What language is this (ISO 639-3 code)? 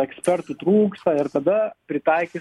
lit